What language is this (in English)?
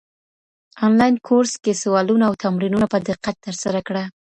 Pashto